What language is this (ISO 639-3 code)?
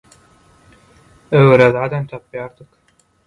tuk